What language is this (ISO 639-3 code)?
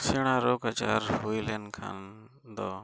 sat